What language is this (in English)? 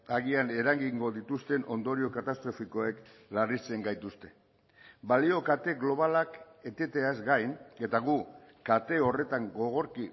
Basque